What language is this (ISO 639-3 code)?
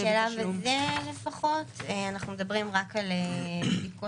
heb